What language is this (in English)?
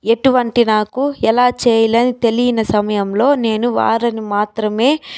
Telugu